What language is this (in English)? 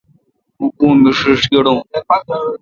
Kalkoti